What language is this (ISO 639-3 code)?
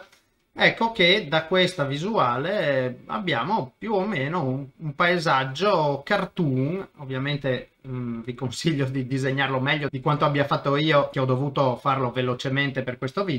ita